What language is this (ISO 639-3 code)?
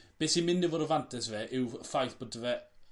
cym